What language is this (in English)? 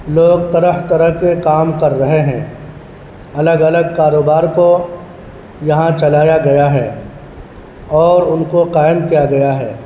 Urdu